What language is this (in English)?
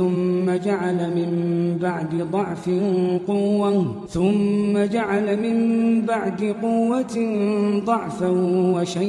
Arabic